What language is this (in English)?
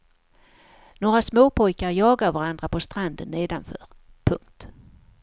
Swedish